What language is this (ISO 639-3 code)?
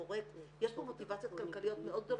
heb